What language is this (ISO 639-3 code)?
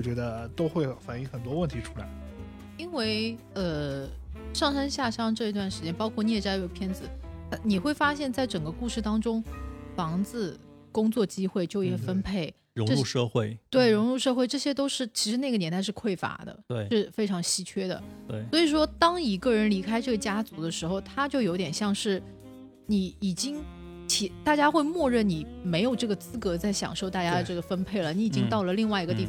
zho